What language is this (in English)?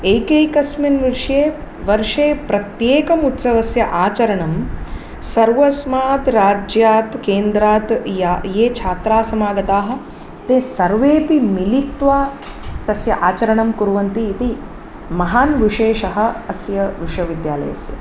Sanskrit